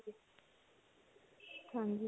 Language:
Punjabi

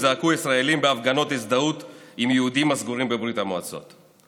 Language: Hebrew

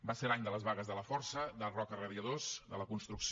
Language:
Catalan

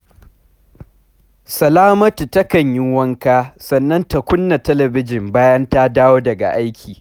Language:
Hausa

